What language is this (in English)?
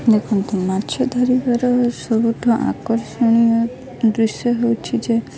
Odia